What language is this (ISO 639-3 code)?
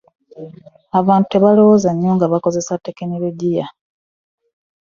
lug